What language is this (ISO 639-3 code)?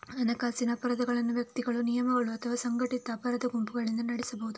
kan